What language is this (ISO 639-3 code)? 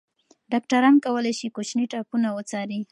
pus